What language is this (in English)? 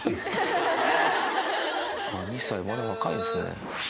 Japanese